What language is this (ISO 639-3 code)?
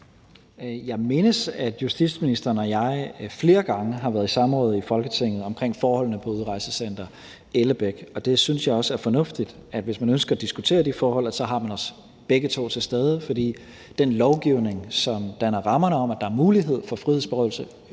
dan